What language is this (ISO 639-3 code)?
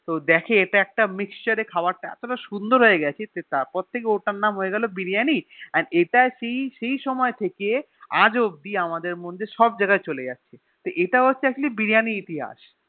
ben